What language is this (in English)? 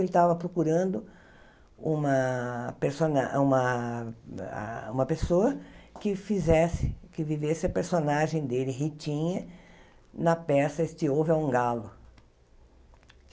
Portuguese